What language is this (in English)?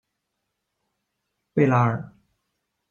Chinese